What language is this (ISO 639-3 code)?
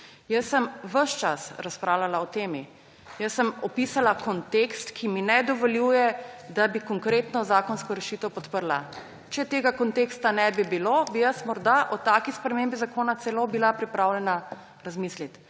slv